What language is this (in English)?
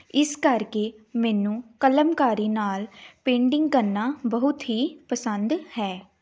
Punjabi